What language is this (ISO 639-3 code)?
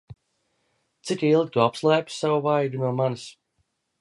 lav